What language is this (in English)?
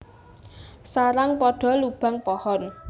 Javanese